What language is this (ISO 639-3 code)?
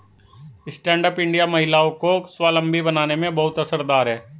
hin